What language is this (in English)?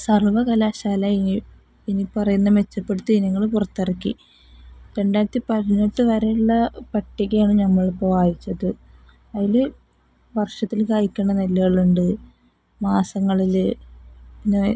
Malayalam